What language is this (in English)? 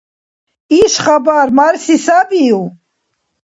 Dargwa